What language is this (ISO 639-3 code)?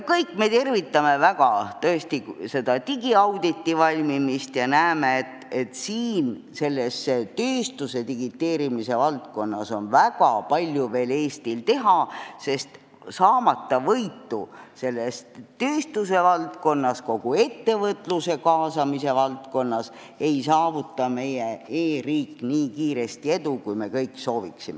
est